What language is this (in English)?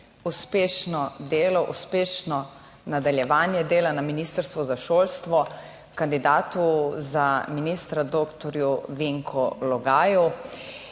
Slovenian